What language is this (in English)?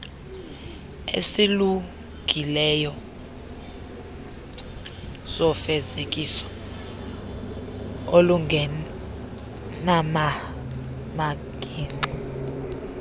Xhosa